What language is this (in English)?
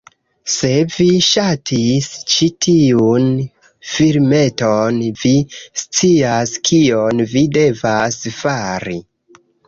Esperanto